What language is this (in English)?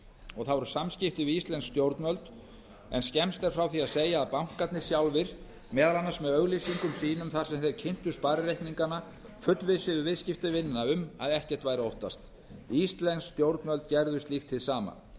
Icelandic